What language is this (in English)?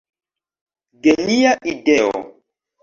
Esperanto